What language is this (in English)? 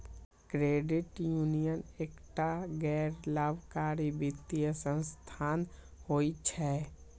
Maithili